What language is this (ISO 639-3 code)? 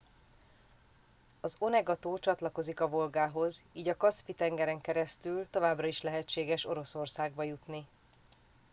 hun